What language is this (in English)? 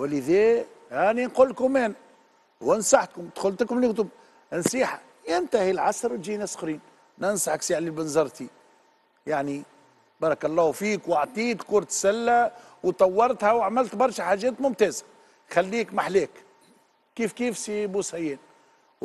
Arabic